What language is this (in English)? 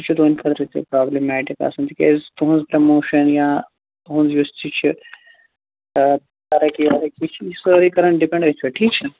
Kashmiri